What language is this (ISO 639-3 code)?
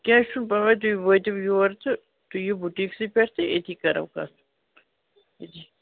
kas